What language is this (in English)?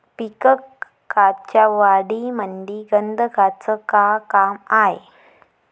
Marathi